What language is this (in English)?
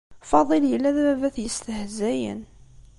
Kabyle